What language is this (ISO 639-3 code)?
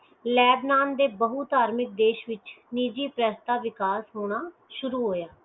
pan